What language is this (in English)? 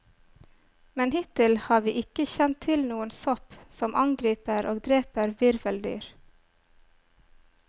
Norwegian